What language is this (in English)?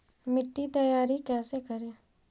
Magahi